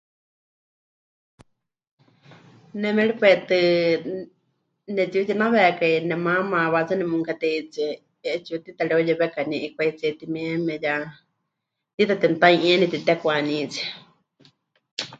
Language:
Huichol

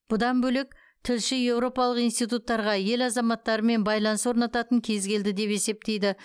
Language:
Kazakh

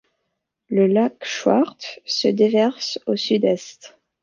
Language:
French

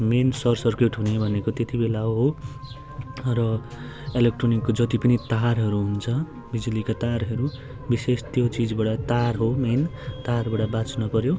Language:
Nepali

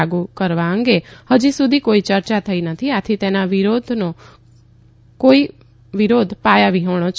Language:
Gujarati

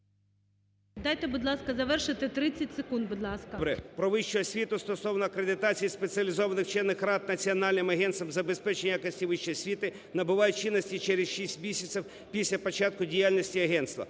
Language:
Ukrainian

